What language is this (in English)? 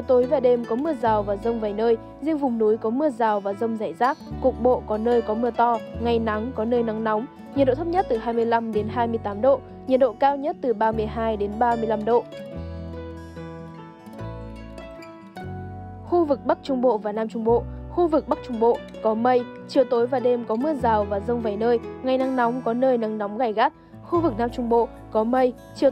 Vietnamese